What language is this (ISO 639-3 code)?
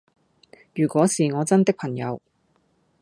yue